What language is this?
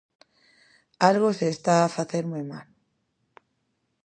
Galician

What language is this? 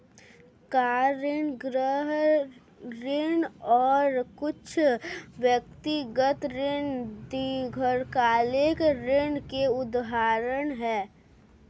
Hindi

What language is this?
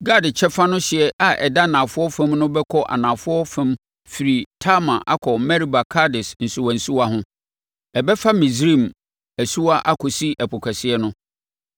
Akan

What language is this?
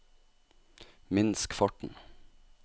Norwegian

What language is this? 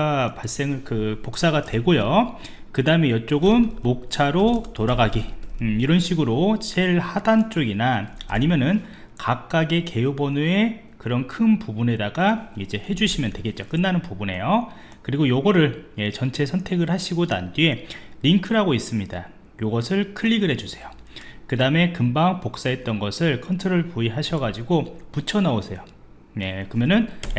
Korean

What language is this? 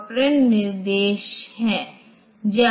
Hindi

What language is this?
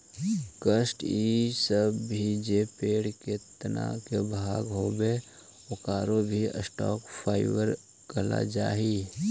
Magahi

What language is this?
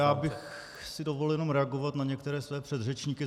Czech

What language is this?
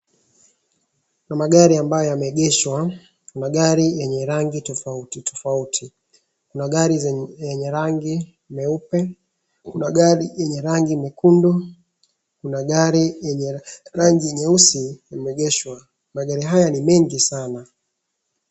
Swahili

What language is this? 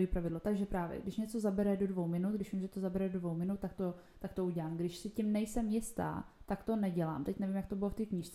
Czech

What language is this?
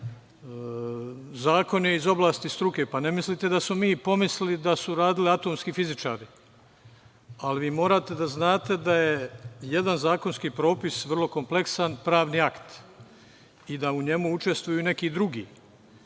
Serbian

